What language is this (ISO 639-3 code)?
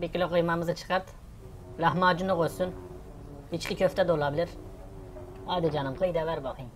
tur